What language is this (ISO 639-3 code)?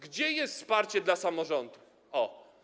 pol